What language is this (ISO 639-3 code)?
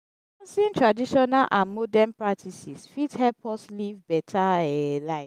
pcm